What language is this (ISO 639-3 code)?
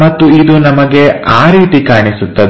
kan